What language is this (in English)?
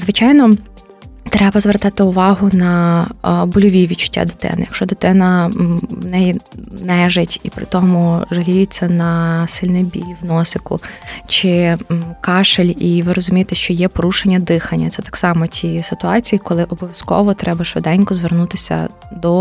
Ukrainian